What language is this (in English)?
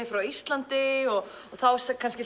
Icelandic